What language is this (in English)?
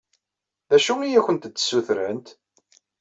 Kabyle